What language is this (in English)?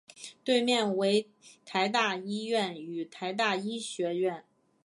Chinese